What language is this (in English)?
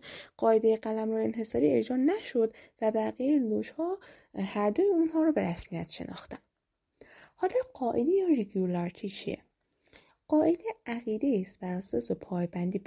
Persian